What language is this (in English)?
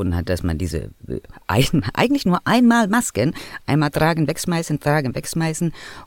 German